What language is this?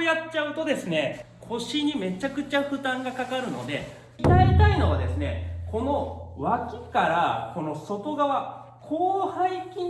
Japanese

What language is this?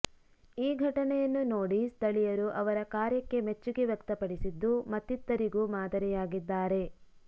Kannada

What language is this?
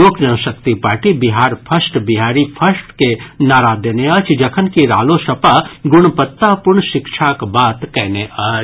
Maithili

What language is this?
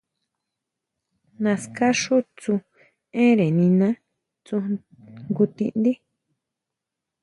Huautla Mazatec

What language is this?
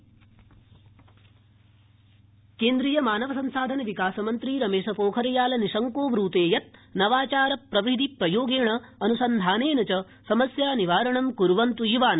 Sanskrit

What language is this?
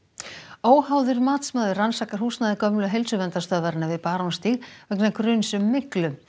Icelandic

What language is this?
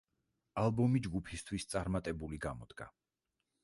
Georgian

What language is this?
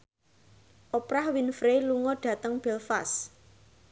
Javanese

